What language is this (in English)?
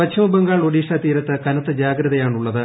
Malayalam